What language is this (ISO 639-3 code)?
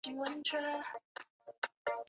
zho